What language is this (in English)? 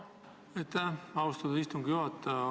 Estonian